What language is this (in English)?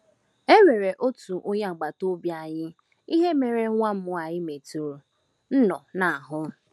Igbo